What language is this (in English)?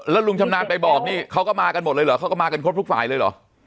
Thai